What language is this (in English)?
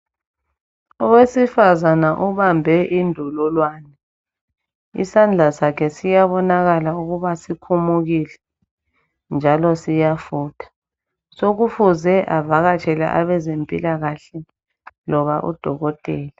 North Ndebele